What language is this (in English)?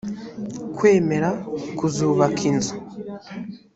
Kinyarwanda